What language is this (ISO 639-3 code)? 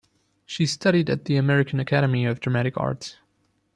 eng